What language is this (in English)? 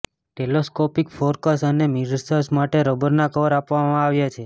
Gujarati